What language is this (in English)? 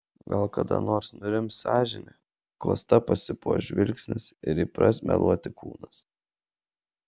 Lithuanian